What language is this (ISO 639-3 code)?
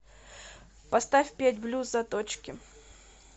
rus